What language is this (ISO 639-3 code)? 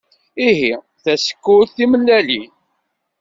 kab